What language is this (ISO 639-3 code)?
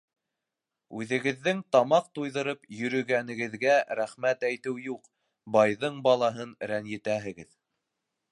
bak